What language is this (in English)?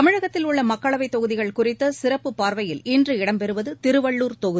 Tamil